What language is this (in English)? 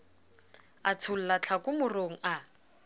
Southern Sotho